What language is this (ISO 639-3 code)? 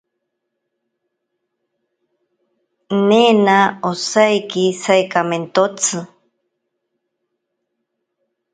prq